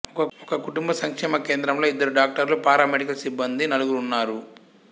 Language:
Telugu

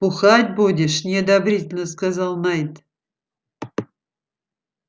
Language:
Russian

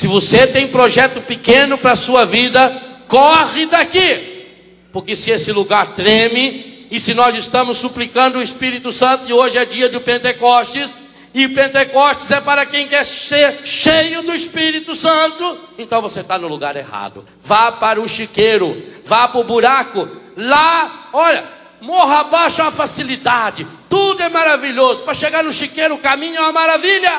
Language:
Portuguese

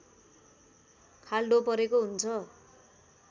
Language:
Nepali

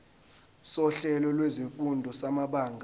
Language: Zulu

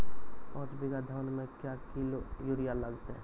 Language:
Maithili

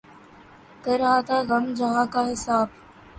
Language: Urdu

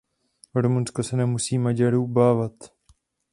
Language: Czech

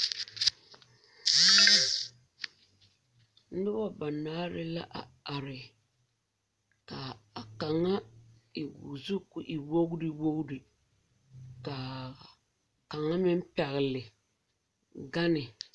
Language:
Southern Dagaare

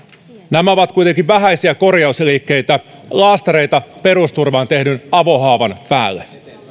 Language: Finnish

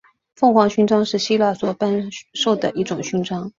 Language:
Chinese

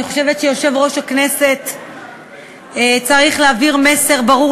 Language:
Hebrew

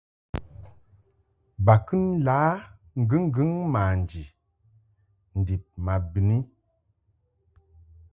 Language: Mungaka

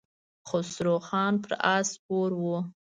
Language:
Pashto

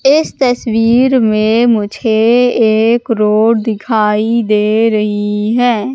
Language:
Hindi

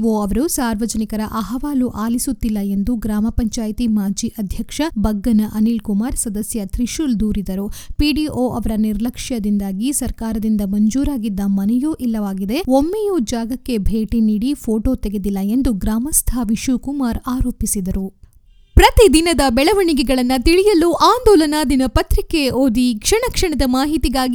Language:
Kannada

